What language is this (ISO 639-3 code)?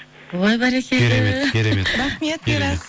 kaz